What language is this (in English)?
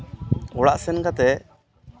Santali